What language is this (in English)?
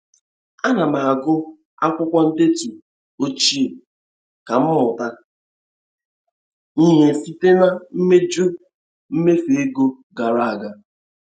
Igbo